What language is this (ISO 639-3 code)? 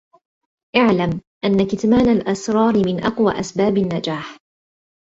ara